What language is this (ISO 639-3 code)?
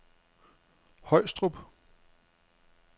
dan